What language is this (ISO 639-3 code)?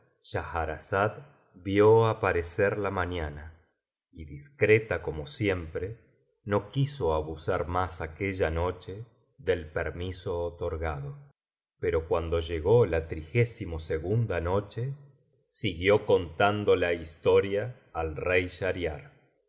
spa